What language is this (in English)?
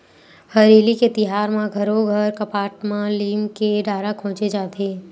Chhattisgarhi